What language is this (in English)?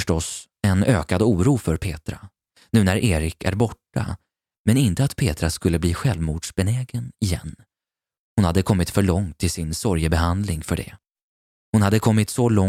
Swedish